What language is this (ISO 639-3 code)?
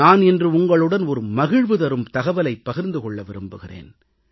tam